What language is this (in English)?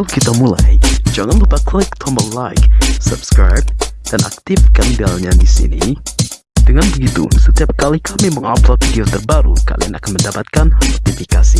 Indonesian